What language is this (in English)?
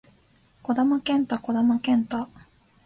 Japanese